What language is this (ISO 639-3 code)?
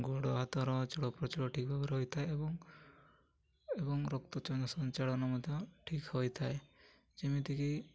ori